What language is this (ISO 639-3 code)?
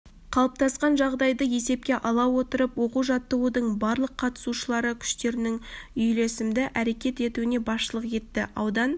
kaz